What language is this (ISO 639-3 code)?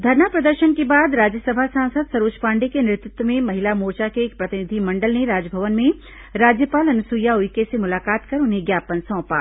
hin